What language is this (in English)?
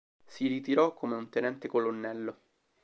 Italian